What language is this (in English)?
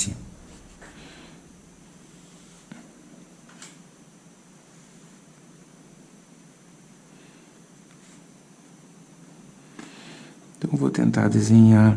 Portuguese